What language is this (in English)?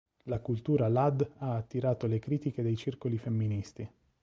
Italian